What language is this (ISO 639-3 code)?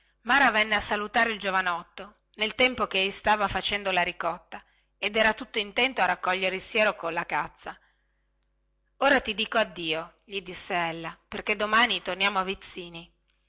ita